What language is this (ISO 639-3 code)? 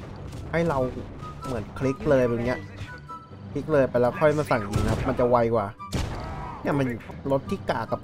tha